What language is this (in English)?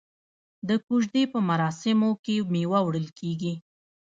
Pashto